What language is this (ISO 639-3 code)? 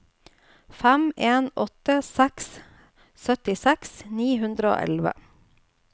nor